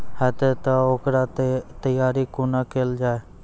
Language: Maithili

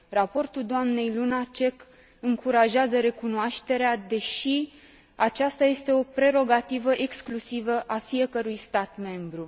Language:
Romanian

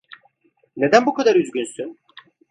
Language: Turkish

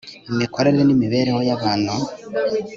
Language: Kinyarwanda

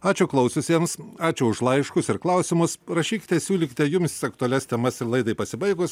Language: Lithuanian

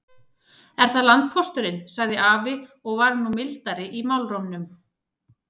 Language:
Icelandic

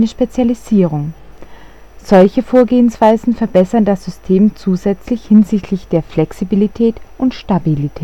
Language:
German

